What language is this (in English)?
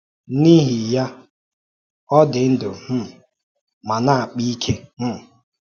Igbo